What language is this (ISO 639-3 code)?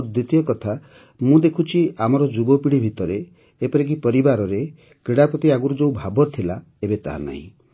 ori